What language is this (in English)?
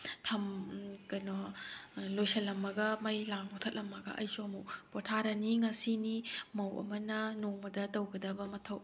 Manipuri